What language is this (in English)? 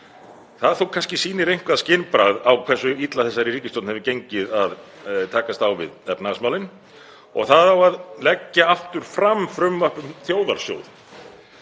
Icelandic